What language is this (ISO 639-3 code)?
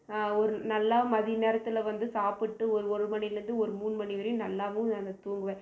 tam